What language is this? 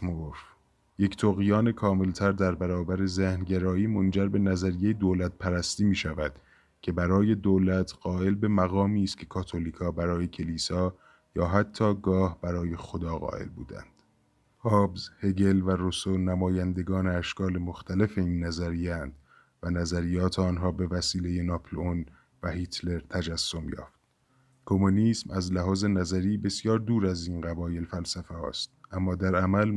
Persian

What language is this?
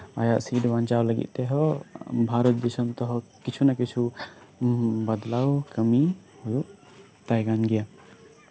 Santali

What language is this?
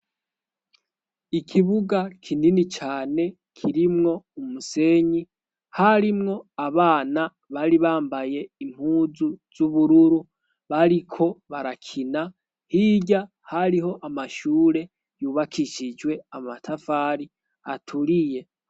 Rundi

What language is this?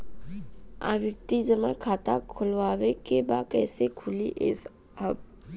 Bhojpuri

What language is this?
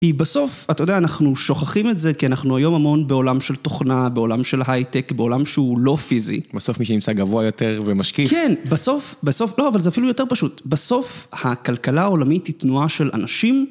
Hebrew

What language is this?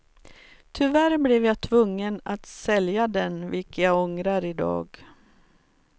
Swedish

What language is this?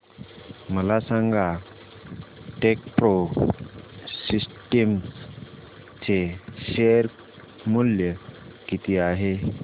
Marathi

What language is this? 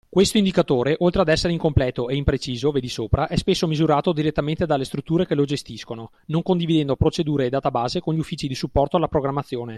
Italian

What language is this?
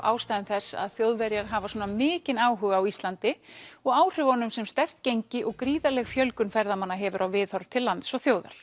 Icelandic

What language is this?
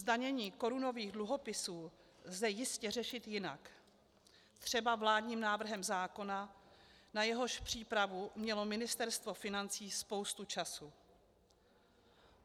Czech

